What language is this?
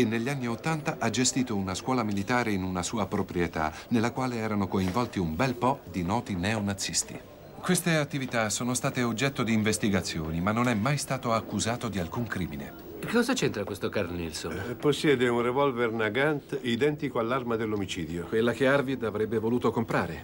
Italian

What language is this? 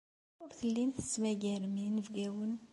Kabyle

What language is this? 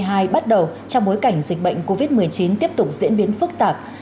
Vietnamese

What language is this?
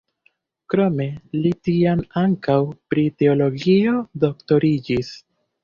Esperanto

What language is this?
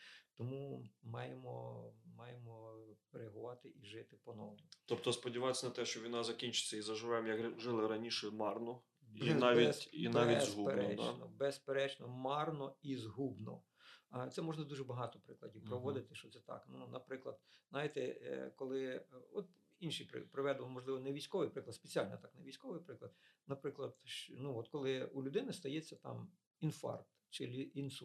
Ukrainian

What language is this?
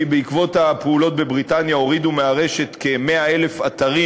Hebrew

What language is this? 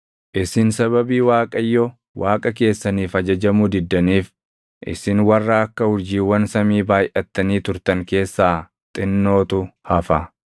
Oromo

